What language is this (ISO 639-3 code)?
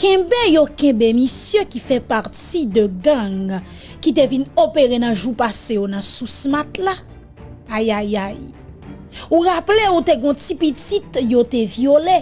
fra